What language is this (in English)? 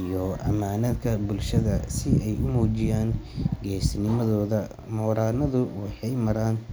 Somali